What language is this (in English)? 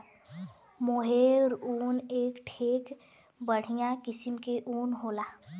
Bhojpuri